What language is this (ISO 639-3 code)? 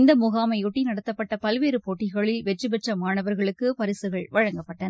tam